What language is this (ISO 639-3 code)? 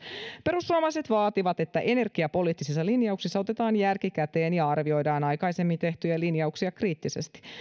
fin